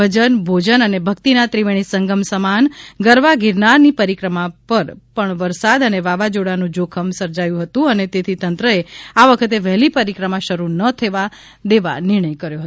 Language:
Gujarati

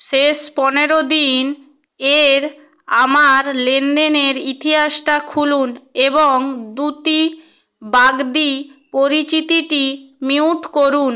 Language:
Bangla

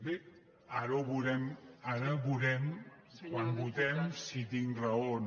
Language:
Catalan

